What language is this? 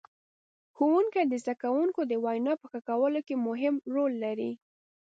Pashto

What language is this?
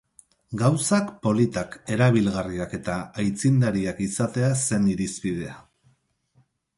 Basque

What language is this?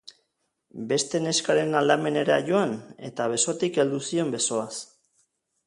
Basque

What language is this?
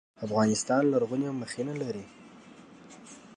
Pashto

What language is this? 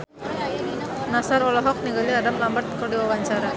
Sundanese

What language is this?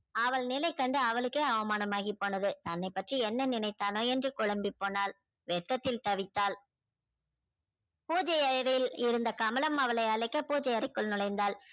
Tamil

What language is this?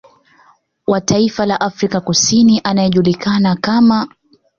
Swahili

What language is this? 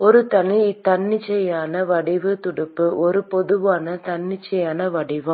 Tamil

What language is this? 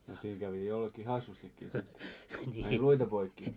Finnish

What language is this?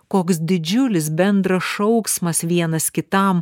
Lithuanian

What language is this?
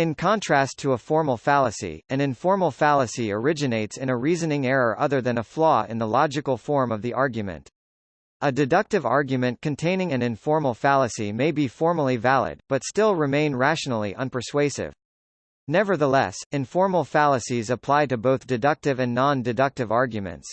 English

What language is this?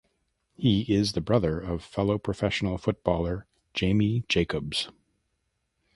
English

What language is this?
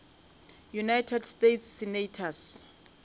Northern Sotho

